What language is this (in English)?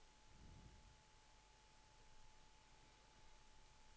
Swedish